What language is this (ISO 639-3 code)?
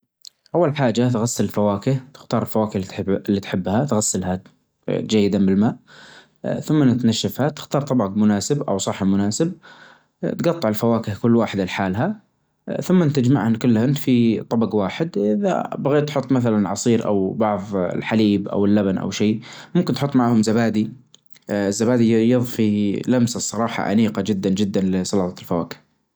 ars